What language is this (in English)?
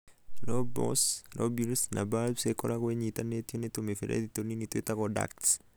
Kikuyu